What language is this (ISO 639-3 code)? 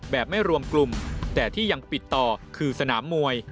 tha